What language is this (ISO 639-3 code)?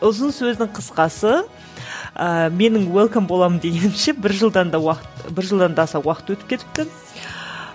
kaz